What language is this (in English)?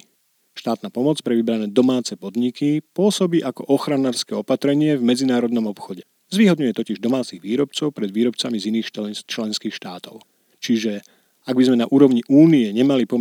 Slovak